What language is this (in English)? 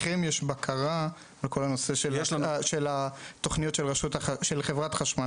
Hebrew